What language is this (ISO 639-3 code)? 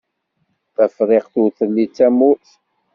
kab